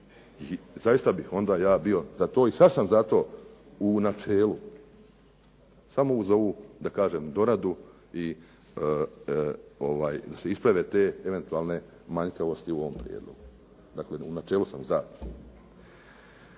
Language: Croatian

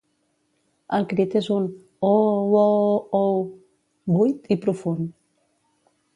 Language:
Catalan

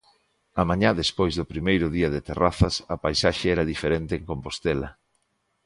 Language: Galician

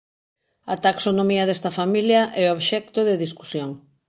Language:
Galician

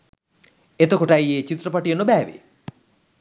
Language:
Sinhala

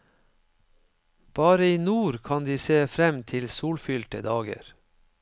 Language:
Norwegian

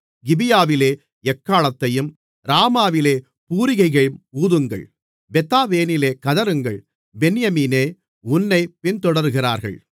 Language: Tamil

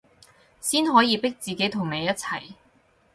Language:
Cantonese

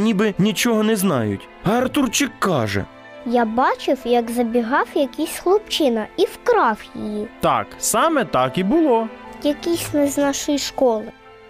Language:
Ukrainian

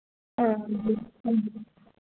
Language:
Dogri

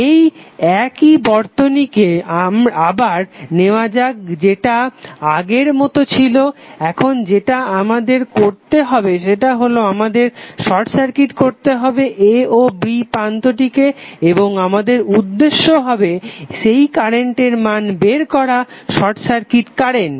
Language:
Bangla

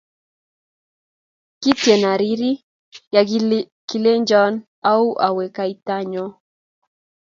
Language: Kalenjin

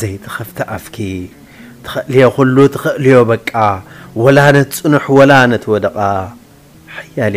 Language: Arabic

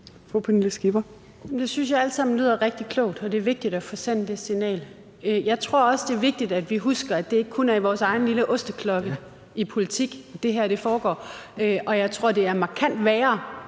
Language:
Danish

